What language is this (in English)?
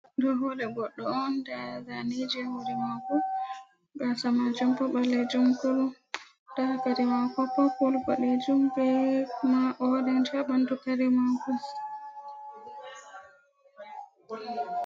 Fula